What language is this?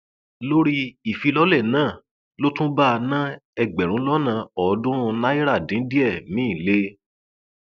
Yoruba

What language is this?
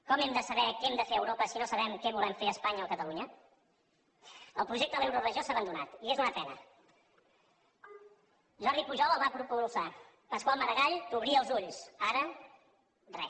Catalan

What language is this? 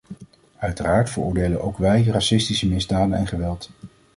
Dutch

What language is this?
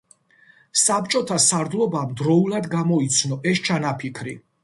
Georgian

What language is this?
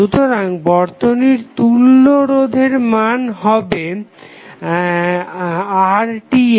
Bangla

